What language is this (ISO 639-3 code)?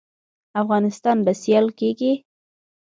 pus